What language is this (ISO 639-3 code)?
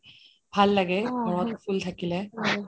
asm